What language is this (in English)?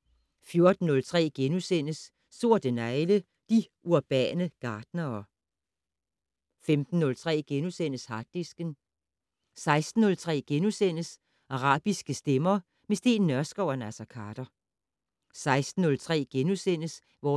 Danish